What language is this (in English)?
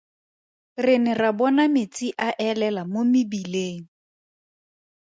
Tswana